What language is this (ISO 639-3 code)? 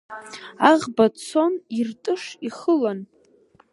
abk